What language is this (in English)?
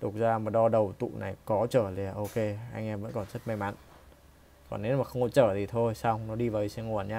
Vietnamese